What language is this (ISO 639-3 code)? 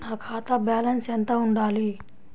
tel